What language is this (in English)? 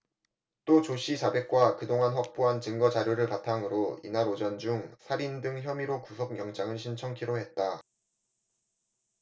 Korean